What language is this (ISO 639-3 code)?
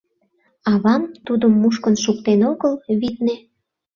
chm